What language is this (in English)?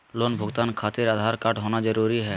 Magahi